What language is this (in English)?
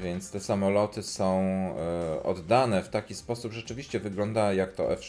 Polish